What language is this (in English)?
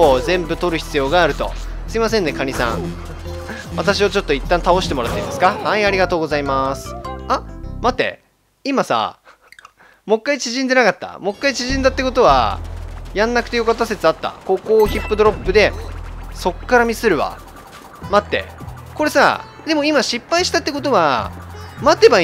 Japanese